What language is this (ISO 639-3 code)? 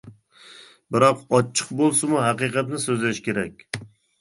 uig